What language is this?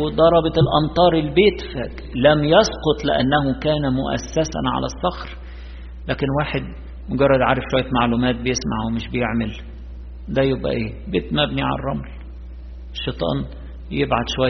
Arabic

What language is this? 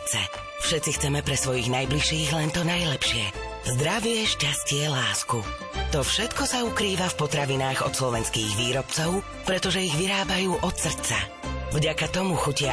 Slovak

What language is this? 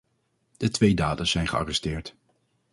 Dutch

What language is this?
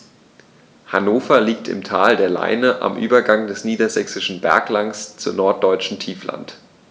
German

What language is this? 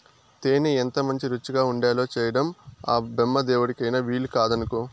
Telugu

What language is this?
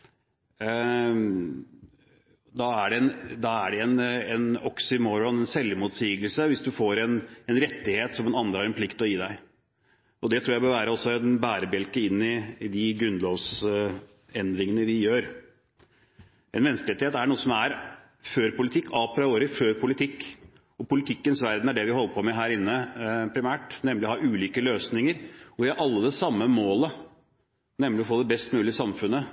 Norwegian Bokmål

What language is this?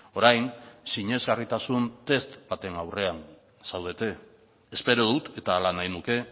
Basque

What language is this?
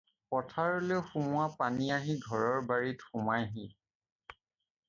Assamese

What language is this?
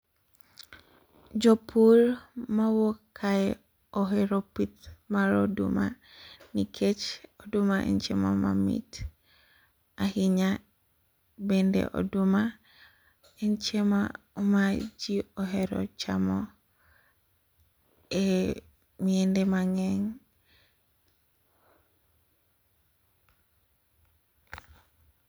Luo (Kenya and Tanzania)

